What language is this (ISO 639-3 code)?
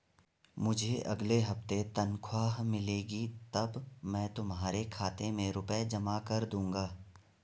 hin